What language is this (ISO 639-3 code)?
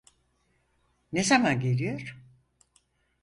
tur